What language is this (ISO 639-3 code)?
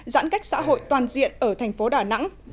vie